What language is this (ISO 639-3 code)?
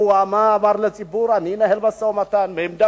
heb